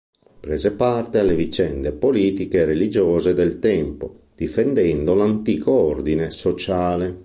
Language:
Italian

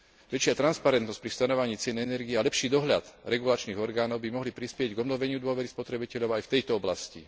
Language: Slovak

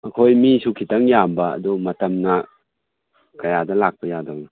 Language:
Manipuri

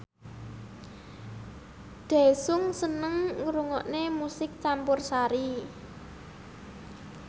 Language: Javanese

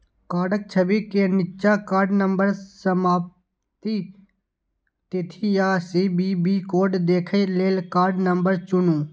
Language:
Maithili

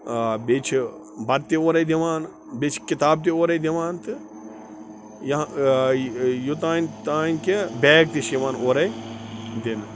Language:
Kashmiri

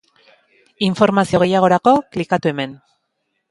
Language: Basque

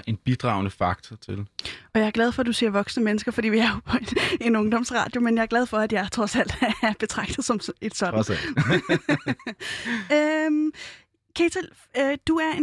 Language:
Danish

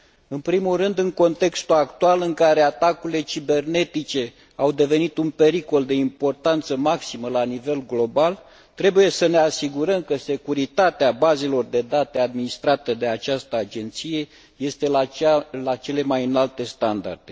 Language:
Romanian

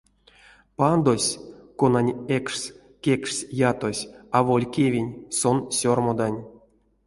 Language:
Erzya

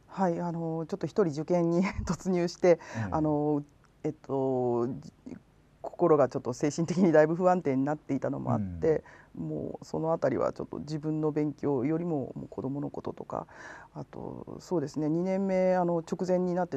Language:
Japanese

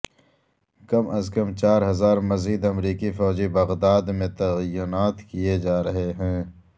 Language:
Urdu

